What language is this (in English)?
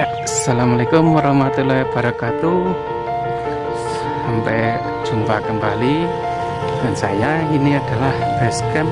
Indonesian